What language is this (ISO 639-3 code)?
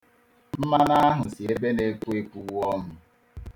ibo